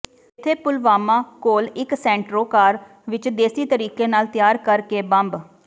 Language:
Punjabi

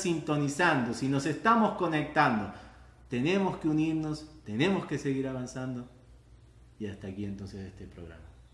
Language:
Spanish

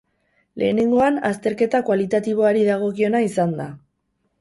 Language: Basque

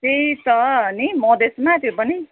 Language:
Nepali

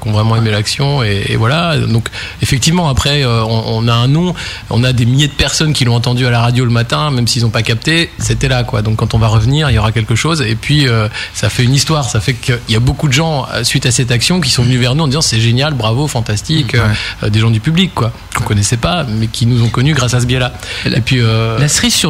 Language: French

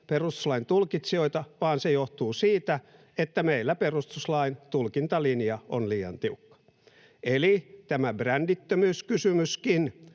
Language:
Finnish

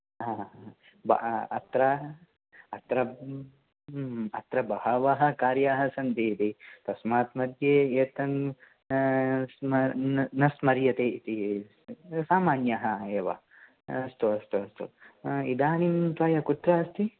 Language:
Sanskrit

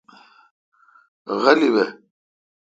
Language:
Kalkoti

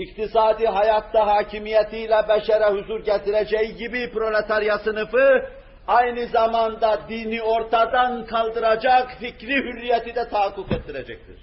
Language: Turkish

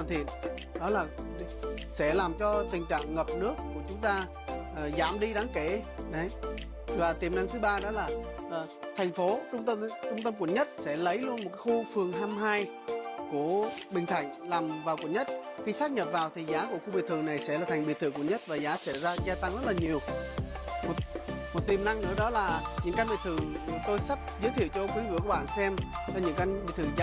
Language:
Vietnamese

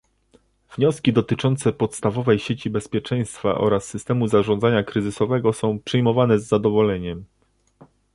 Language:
Polish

